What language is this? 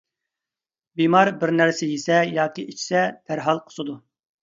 Uyghur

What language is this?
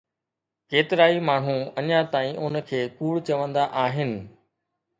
Sindhi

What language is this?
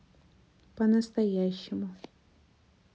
Russian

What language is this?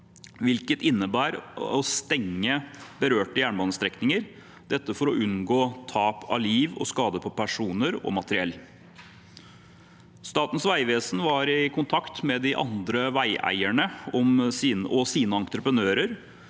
Norwegian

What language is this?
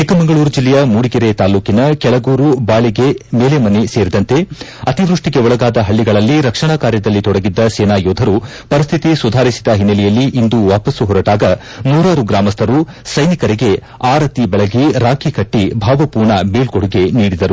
Kannada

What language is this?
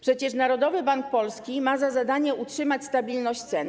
Polish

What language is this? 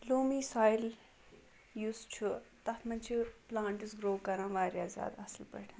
Kashmiri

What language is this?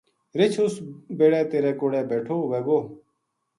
Gujari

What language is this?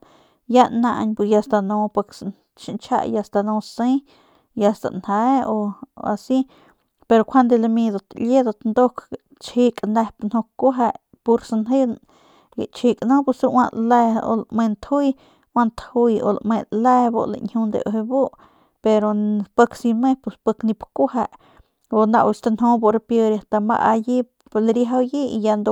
Northern Pame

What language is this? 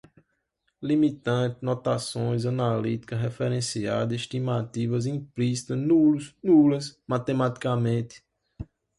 Portuguese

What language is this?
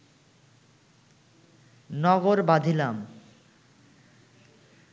Bangla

